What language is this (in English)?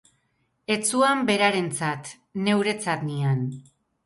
Basque